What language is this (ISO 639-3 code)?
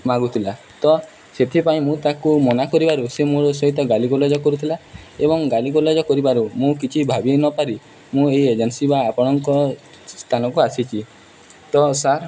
ori